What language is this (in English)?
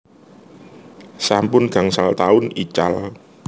Javanese